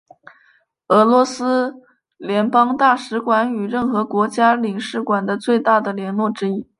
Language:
Chinese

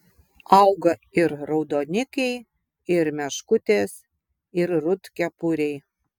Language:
Lithuanian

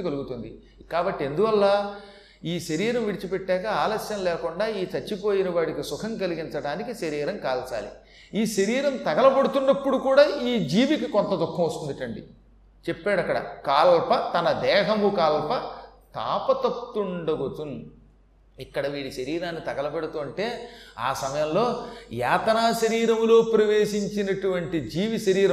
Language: Telugu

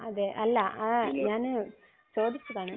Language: Malayalam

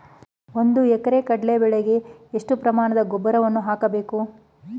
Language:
Kannada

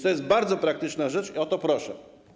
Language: Polish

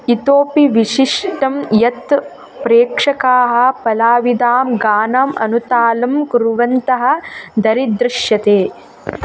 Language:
Sanskrit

